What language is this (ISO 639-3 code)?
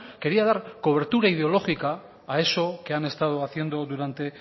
spa